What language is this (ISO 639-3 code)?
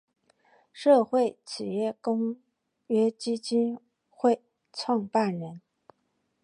zho